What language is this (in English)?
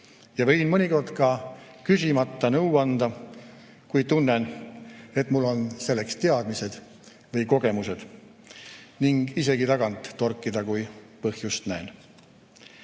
Estonian